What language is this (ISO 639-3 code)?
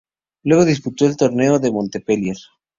spa